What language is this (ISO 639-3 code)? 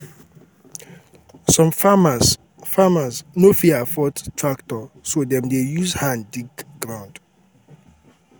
pcm